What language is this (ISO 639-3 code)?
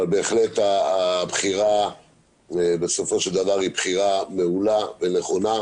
heb